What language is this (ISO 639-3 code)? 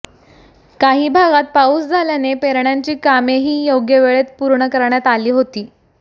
mar